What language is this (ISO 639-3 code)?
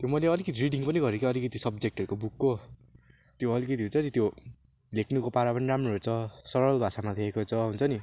nep